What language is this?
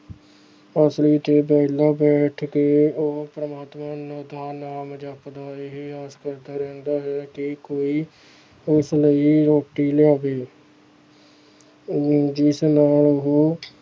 Punjabi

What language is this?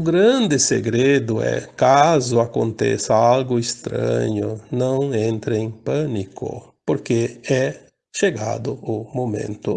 Portuguese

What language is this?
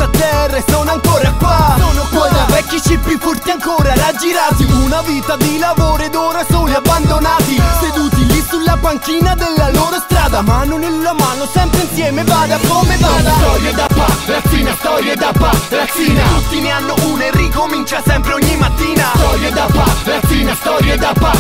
Italian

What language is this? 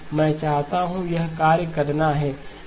Hindi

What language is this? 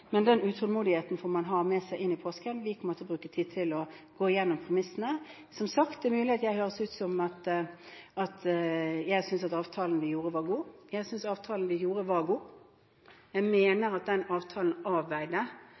Norwegian Bokmål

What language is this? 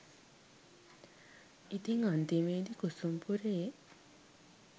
Sinhala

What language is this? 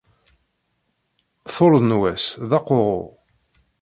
Kabyle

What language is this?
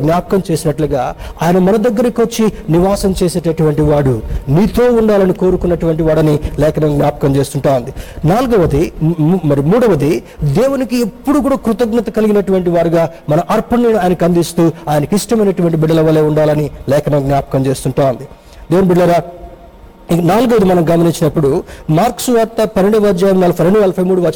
Telugu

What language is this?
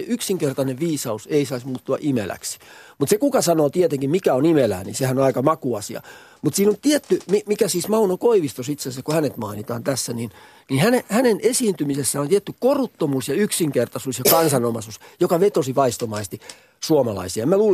Finnish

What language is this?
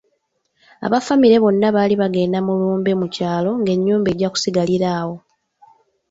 Ganda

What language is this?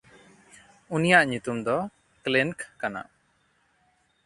Santali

